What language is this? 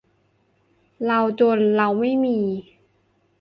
Thai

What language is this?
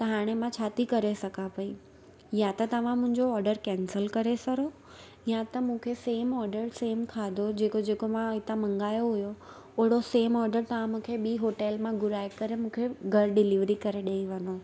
Sindhi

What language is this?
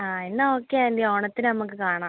Malayalam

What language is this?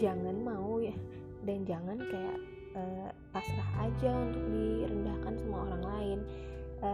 Indonesian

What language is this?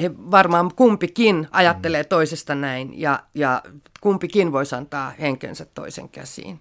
Finnish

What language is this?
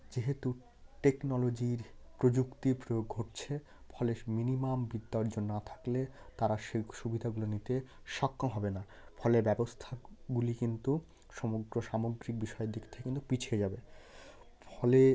Bangla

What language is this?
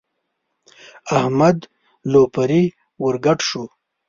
Pashto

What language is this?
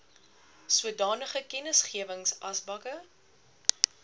Afrikaans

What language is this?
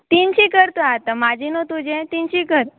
Konkani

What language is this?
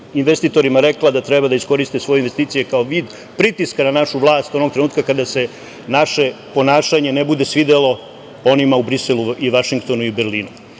Serbian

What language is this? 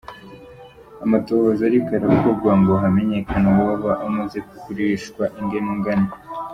Kinyarwanda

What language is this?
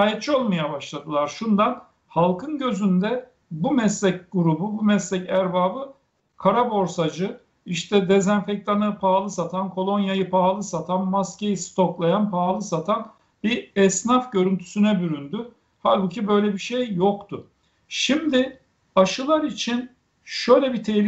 Turkish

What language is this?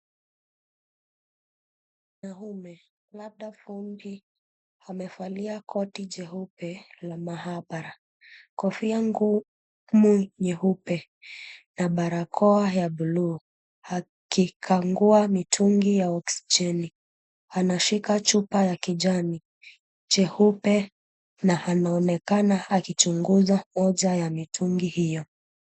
Swahili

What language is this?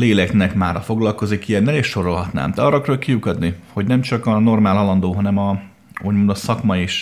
Hungarian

